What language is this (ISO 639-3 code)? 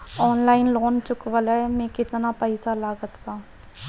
bho